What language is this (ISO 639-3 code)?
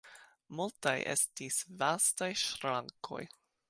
epo